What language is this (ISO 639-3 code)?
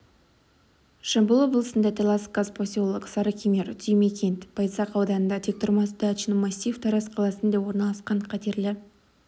kaz